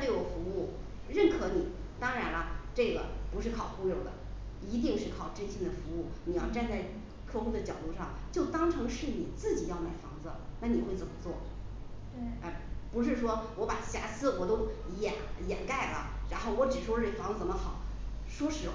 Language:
Chinese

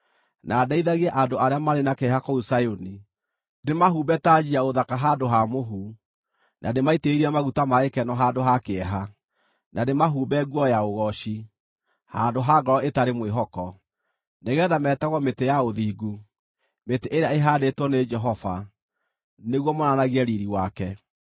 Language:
Kikuyu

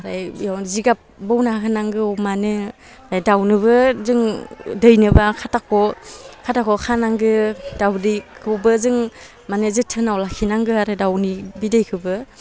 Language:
Bodo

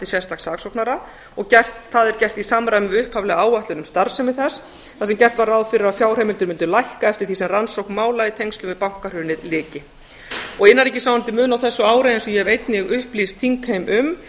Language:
Icelandic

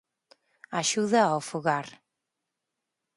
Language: Galician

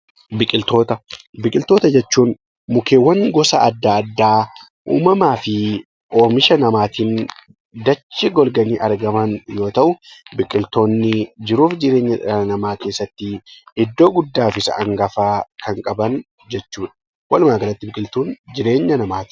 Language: Oromo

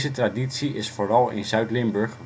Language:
Dutch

